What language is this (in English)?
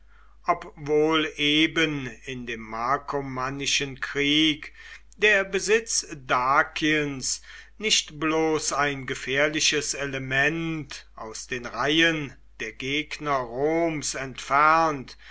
German